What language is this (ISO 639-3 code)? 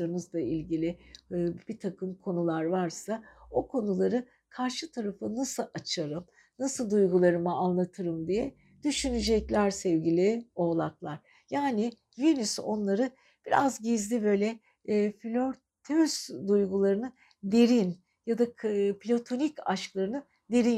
tur